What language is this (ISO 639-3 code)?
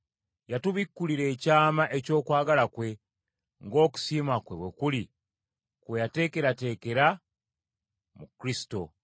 lug